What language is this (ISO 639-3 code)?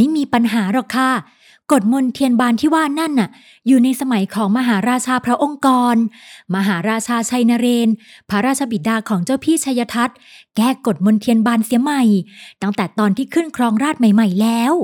tha